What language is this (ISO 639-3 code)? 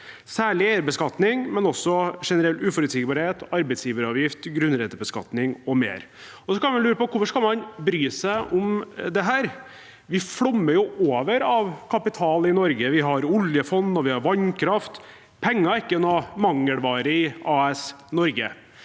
nor